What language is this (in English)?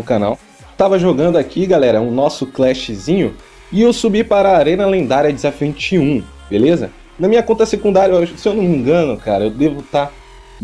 Portuguese